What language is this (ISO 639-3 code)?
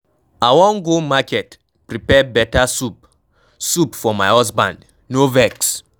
pcm